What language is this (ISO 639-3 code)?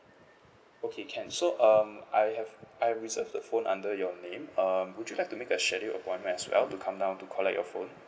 eng